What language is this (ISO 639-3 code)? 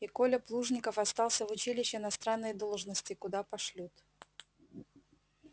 rus